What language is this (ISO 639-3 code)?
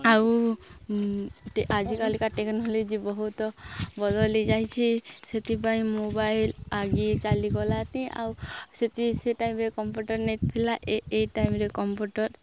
ori